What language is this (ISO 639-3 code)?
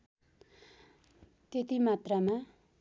nep